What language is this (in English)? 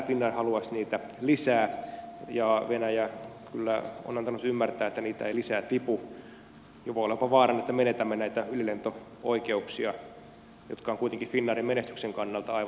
Finnish